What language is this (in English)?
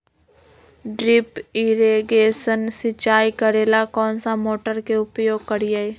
Magahi